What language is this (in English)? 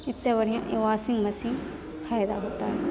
Maithili